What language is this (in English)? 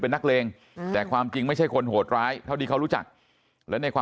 Thai